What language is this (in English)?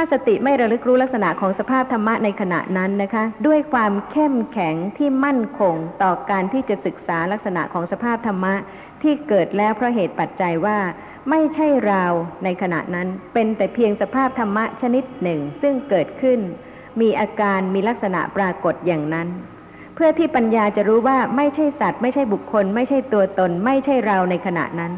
Thai